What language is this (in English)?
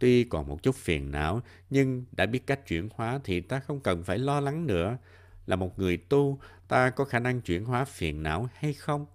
Vietnamese